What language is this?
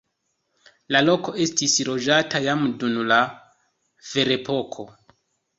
Esperanto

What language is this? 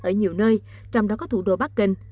Vietnamese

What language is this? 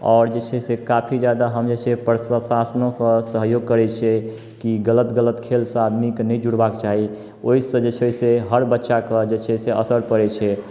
Maithili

